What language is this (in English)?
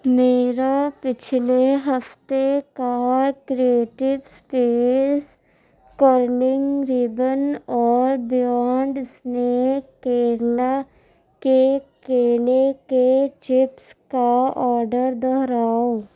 Urdu